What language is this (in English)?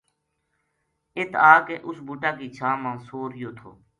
Gujari